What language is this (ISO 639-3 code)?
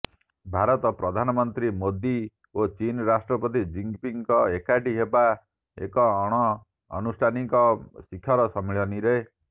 ori